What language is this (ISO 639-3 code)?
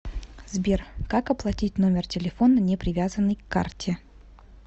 rus